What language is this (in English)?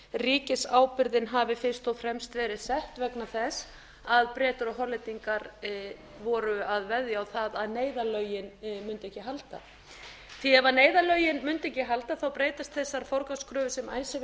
Icelandic